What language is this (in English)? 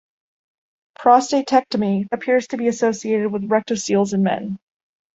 English